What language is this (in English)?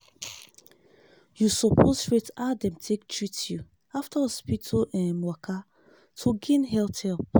Nigerian Pidgin